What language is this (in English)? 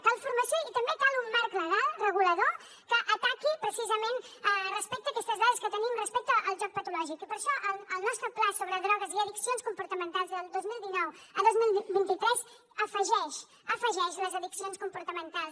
Catalan